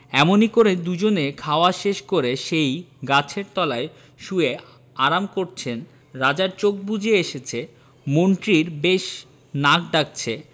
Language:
Bangla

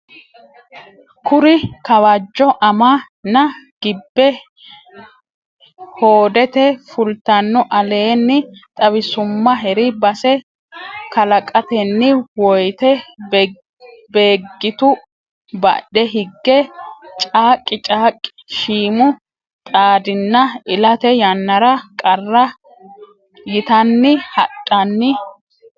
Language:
Sidamo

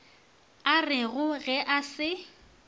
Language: Northern Sotho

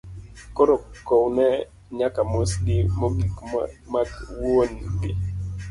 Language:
Luo (Kenya and Tanzania)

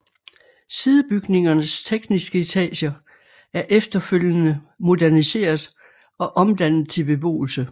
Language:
Danish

